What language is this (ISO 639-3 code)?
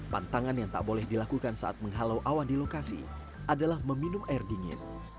ind